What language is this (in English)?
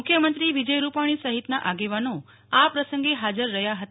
Gujarati